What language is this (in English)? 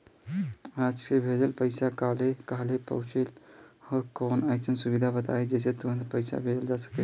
Bhojpuri